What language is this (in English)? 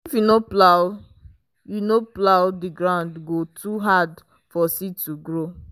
Nigerian Pidgin